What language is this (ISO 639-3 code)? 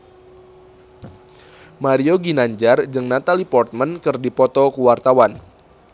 sun